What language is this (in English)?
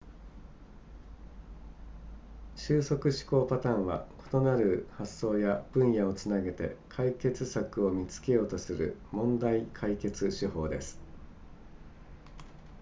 Japanese